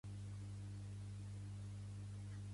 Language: Catalan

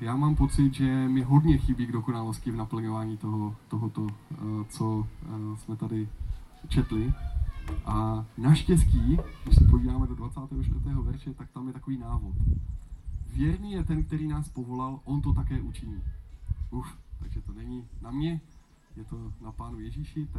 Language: Czech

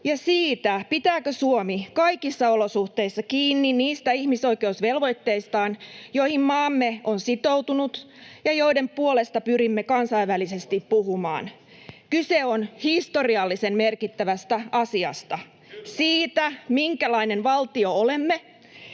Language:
Finnish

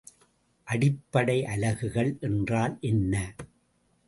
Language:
Tamil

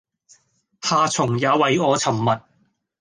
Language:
Cantonese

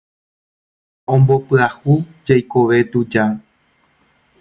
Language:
Guarani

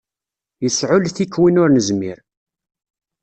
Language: Kabyle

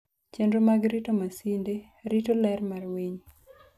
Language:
Luo (Kenya and Tanzania)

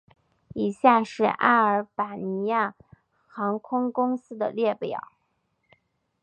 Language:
Chinese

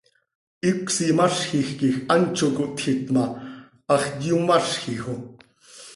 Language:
Seri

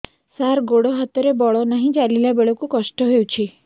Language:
Odia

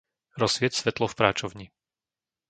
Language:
Slovak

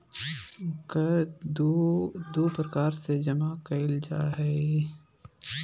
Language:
Magahi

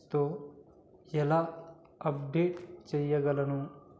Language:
Telugu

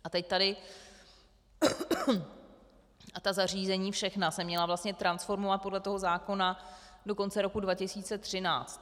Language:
Czech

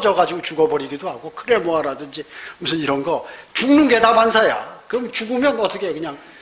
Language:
Korean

